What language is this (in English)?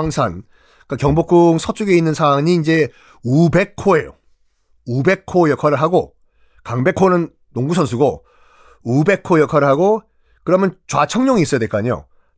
Korean